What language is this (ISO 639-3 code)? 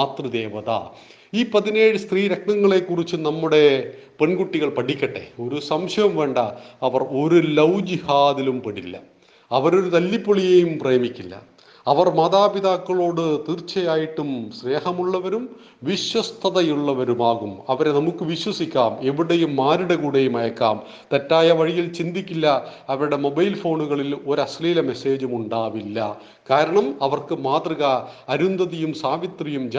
mal